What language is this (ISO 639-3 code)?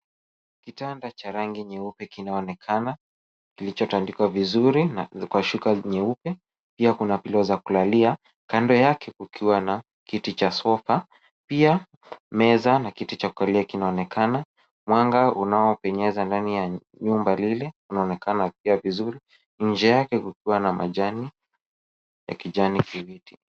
swa